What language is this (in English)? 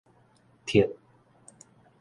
Min Nan Chinese